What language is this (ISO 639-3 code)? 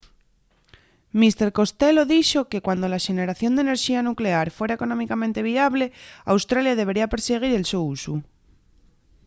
ast